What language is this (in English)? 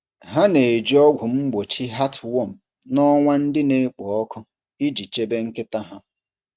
Igbo